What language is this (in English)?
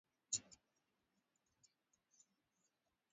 Swahili